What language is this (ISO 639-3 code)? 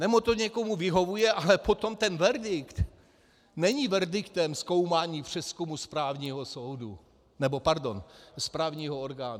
ces